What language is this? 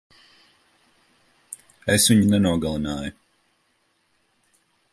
Latvian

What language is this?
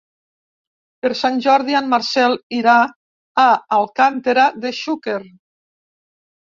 Catalan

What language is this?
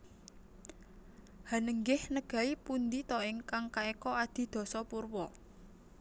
Javanese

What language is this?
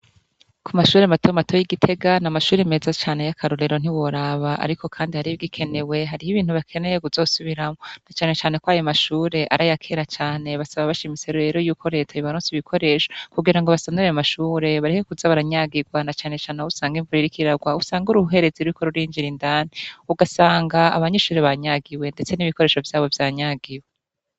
Rundi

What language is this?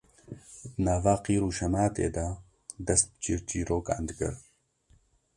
Kurdish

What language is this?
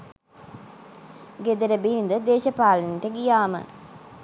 Sinhala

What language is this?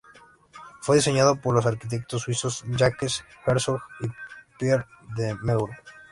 Spanish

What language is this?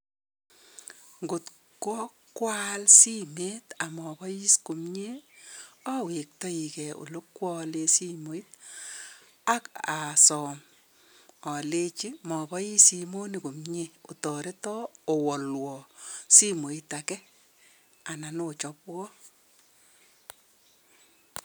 Kalenjin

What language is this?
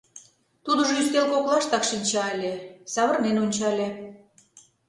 Mari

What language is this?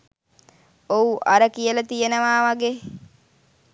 Sinhala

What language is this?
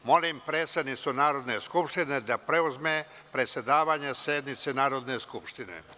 Serbian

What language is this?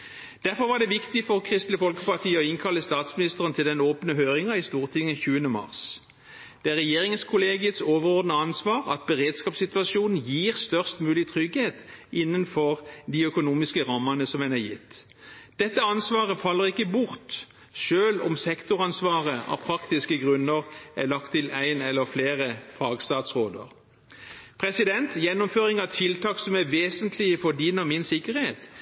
Norwegian Bokmål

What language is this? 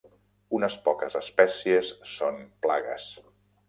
Catalan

